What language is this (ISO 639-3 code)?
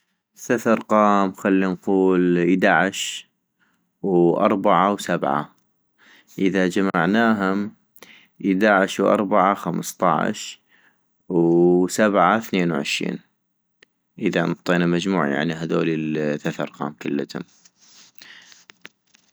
ayp